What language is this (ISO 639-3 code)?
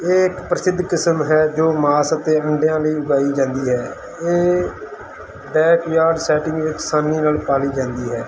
pan